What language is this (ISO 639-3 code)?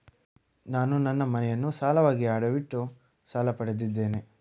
kan